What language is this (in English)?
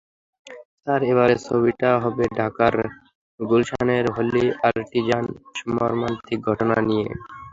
Bangla